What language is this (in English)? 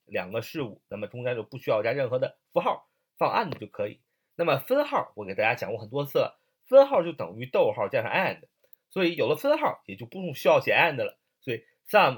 Chinese